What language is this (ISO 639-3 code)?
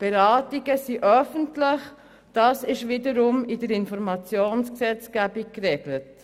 gsw